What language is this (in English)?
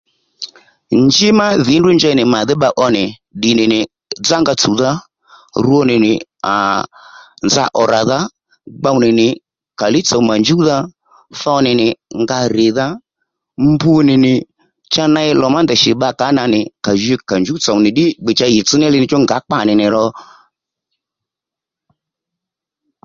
Lendu